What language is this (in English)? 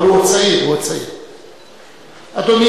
Hebrew